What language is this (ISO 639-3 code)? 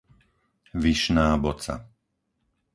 slk